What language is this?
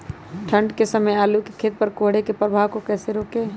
Magahi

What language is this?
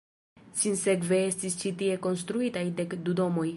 Esperanto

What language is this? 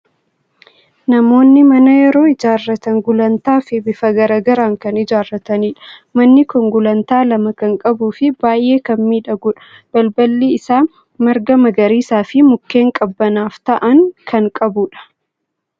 Oromo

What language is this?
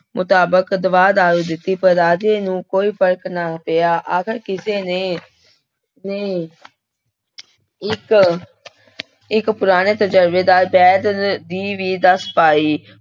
Punjabi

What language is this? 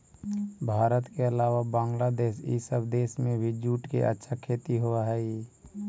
Magahi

